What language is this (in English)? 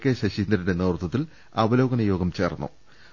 Malayalam